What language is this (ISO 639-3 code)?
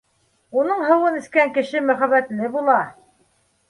bak